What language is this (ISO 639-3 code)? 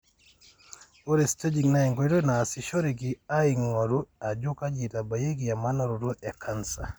mas